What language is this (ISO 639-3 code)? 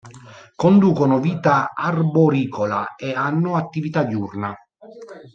ita